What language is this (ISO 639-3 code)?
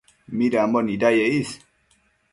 mcf